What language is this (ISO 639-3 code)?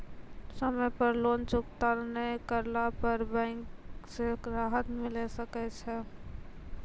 mai